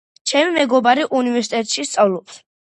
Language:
Georgian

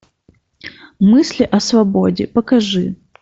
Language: Russian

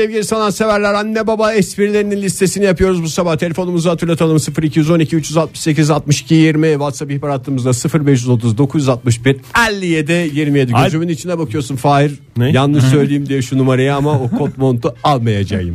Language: Turkish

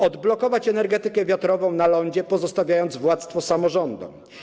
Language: Polish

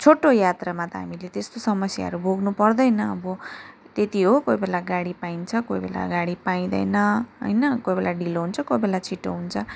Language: Nepali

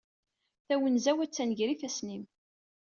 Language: Kabyle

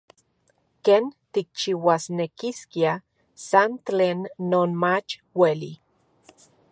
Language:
Central Puebla Nahuatl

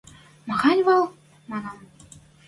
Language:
Western Mari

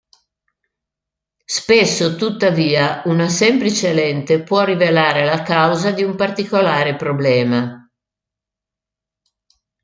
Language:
Italian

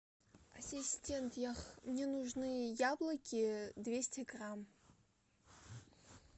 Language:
Russian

